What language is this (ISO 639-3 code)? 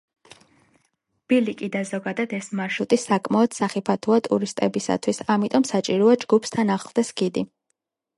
kat